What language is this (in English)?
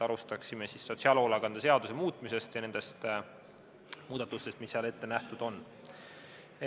Estonian